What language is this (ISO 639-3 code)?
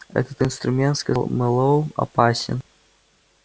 rus